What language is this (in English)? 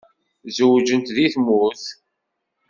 Kabyle